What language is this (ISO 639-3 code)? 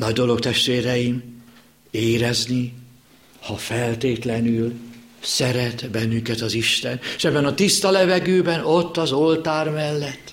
hun